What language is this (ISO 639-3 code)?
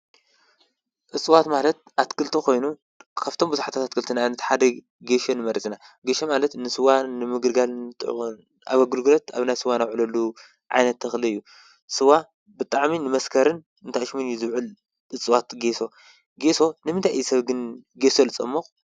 tir